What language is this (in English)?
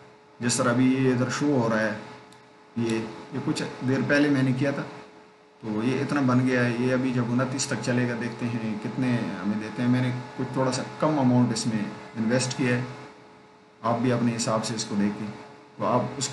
Hindi